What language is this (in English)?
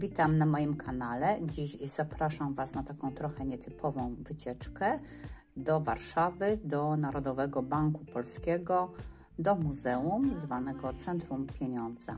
Polish